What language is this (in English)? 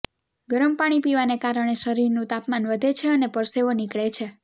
Gujarati